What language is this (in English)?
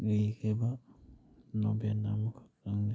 Manipuri